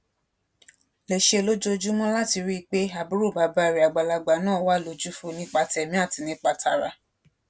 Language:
Yoruba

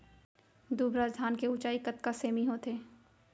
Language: Chhattisgarhi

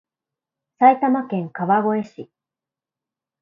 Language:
Japanese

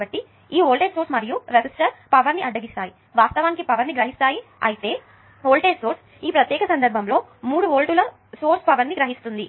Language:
Telugu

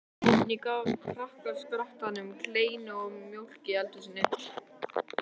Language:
Icelandic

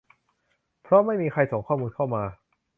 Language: Thai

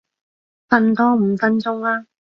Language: Cantonese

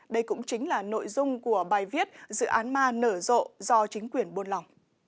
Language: Vietnamese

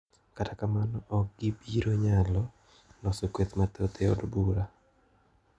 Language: Luo (Kenya and Tanzania)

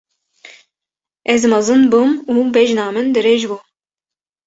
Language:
Kurdish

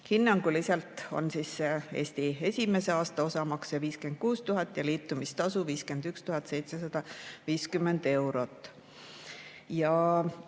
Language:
Estonian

